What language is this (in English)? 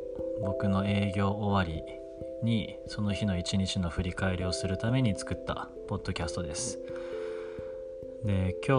Japanese